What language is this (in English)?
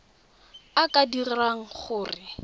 Tswana